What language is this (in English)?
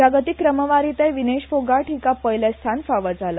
Konkani